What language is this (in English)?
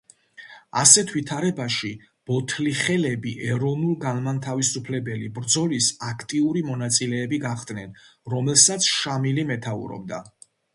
Georgian